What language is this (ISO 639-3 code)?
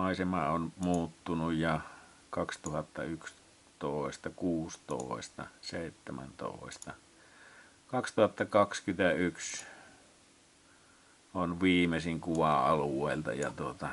fin